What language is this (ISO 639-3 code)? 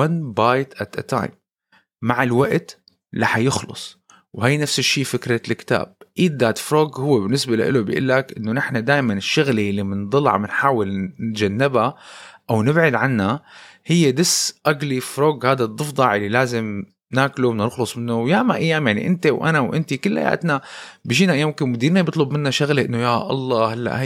ara